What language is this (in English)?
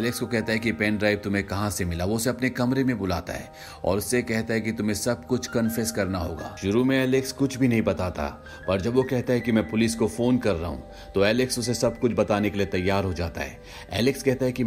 Hindi